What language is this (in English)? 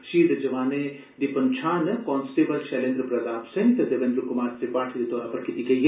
Dogri